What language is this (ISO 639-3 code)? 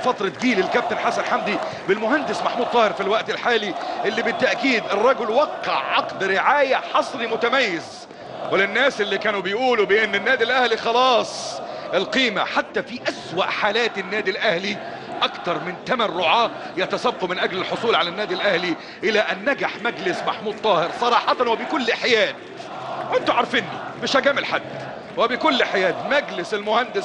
ara